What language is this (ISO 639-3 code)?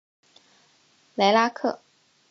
zho